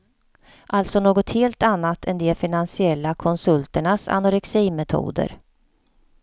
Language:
Swedish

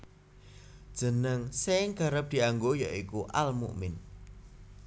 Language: Javanese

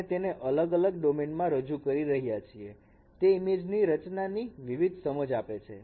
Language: Gujarati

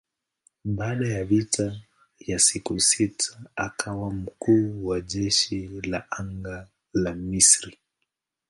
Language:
Swahili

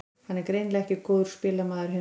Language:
Icelandic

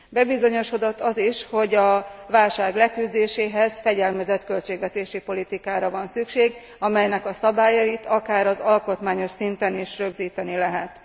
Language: Hungarian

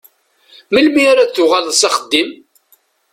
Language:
Kabyle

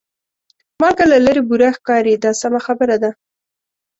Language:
Pashto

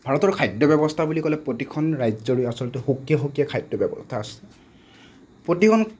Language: Assamese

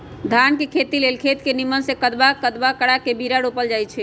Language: Magahi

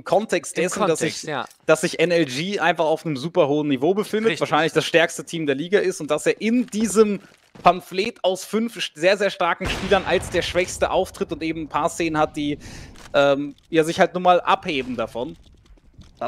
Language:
German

